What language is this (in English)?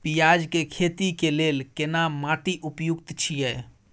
Maithili